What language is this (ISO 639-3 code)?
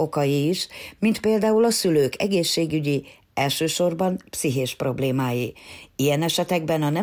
hun